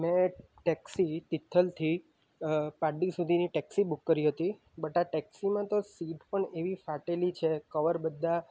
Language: Gujarati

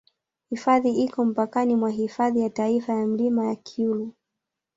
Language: Swahili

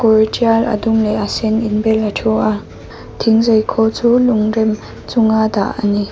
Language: Mizo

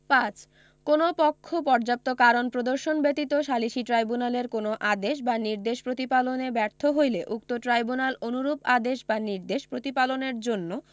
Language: Bangla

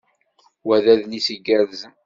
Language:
Kabyle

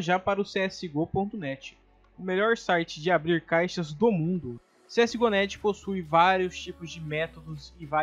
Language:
Portuguese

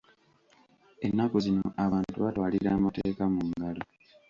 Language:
Ganda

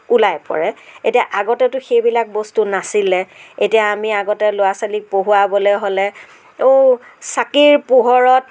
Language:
Assamese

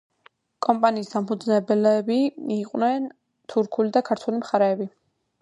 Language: Georgian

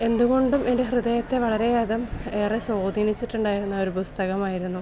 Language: Malayalam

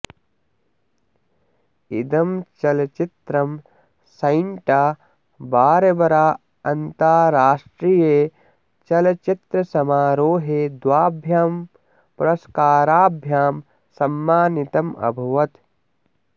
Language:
Sanskrit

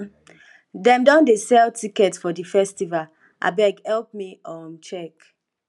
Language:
Nigerian Pidgin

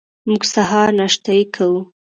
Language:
Pashto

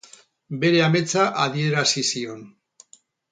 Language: Basque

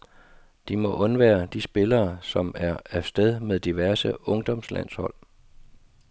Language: Danish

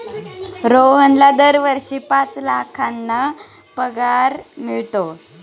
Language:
Marathi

